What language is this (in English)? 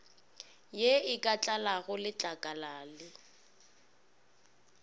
Northern Sotho